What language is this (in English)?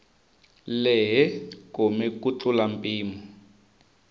Tsonga